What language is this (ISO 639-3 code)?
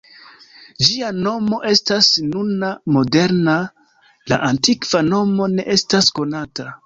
epo